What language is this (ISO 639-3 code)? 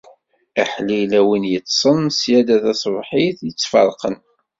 kab